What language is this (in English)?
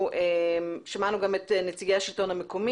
Hebrew